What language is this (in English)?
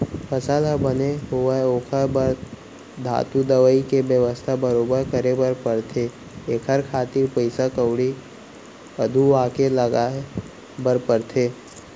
Chhattisgarhi